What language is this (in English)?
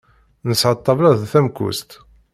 Kabyle